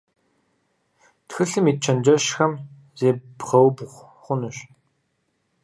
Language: Kabardian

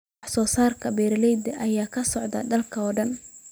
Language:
Somali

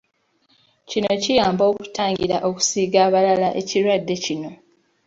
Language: Ganda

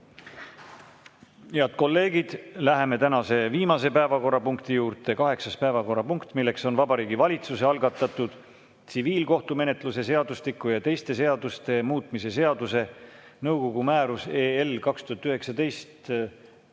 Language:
Estonian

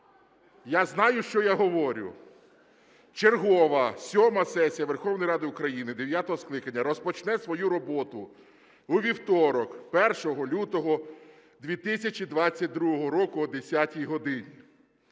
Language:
Ukrainian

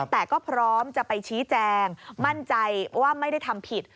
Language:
Thai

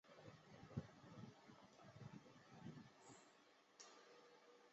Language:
Chinese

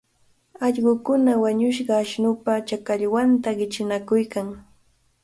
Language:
Cajatambo North Lima Quechua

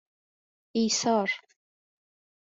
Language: Persian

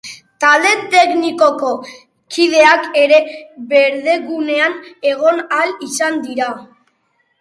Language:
Basque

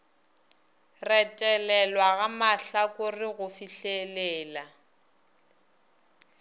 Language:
Northern Sotho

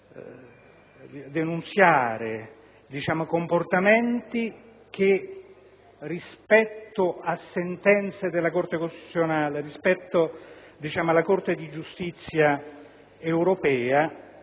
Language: Italian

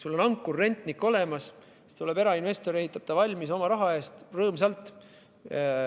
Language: Estonian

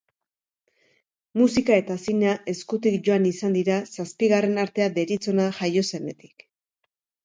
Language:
Basque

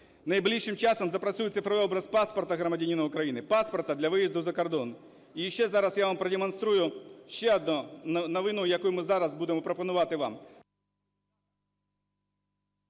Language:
Ukrainian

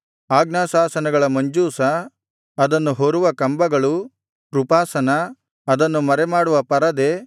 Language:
Kannada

